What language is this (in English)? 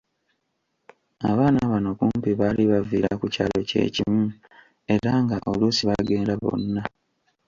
Ganda